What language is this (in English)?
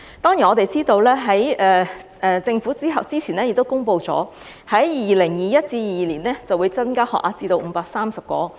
Cantonese